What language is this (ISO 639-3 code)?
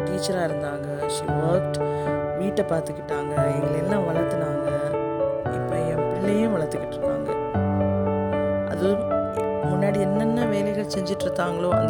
tam